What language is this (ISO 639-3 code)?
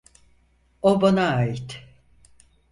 tur